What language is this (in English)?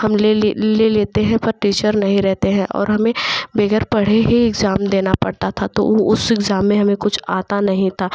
Hindi